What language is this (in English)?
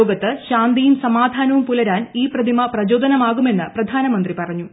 Malayalam